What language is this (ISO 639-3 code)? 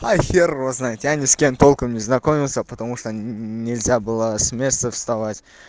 rus